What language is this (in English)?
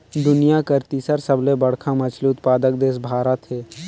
Chhattisgarhi